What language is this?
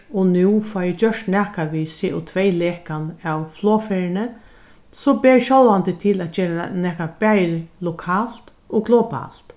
Faroese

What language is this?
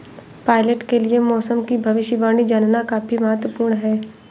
Hindi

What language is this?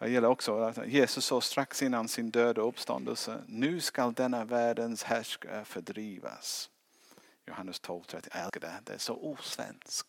Swedish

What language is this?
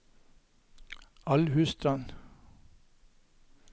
Norwegian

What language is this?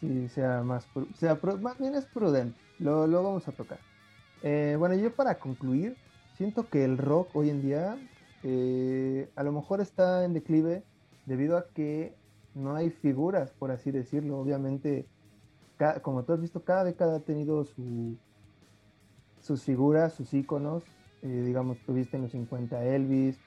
Spanish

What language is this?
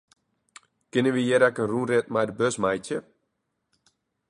Western Frisian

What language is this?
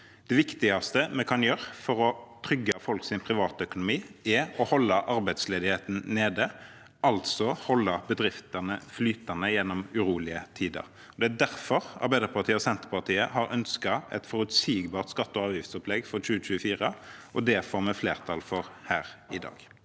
Norwegian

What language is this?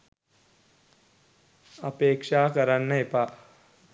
Sinhala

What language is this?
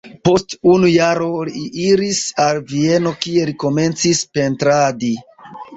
Esperanto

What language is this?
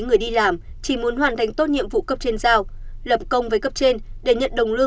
Vietnamese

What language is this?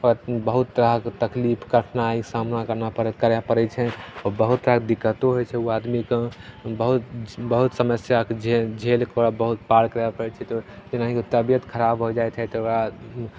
Maithili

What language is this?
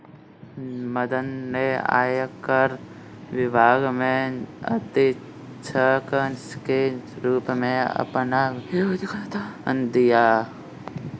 Hindi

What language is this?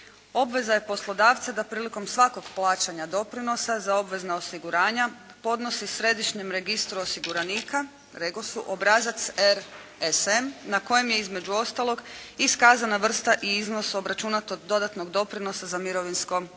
Croatian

